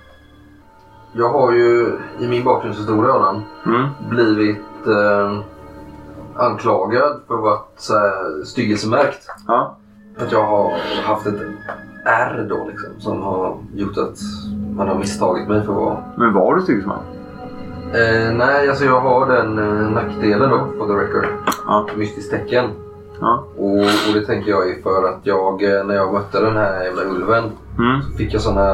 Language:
Swedish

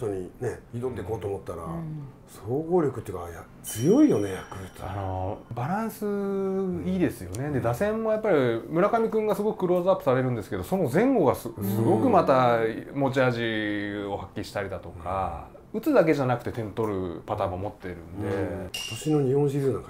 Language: Japanese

